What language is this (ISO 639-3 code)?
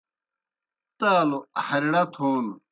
plk